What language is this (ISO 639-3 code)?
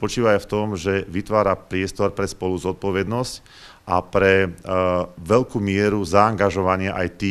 ces